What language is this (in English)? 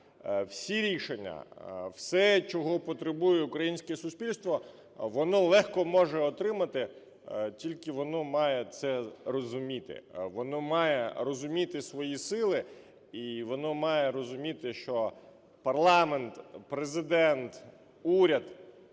Ukrainian